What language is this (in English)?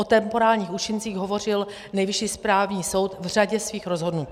Czech